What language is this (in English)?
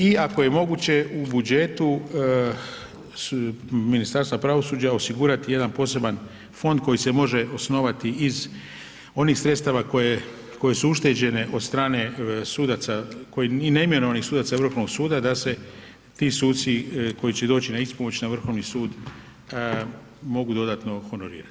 Croatian